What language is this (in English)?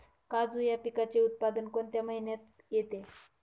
Marathi